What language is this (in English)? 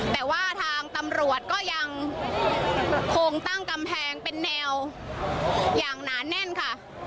Thai